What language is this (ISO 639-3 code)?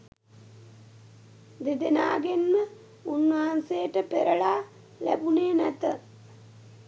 sin